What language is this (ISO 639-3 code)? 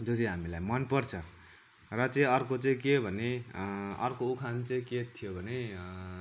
nep